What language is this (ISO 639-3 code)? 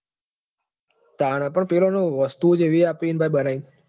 guj